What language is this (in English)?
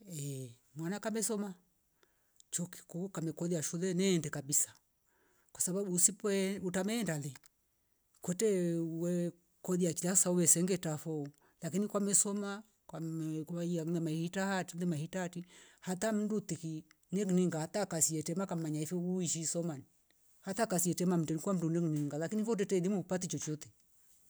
Rombo